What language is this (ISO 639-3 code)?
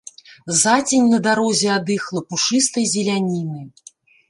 bel